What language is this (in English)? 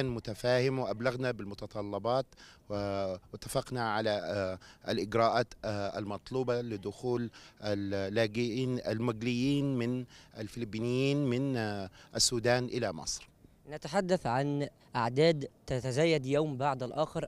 Arabic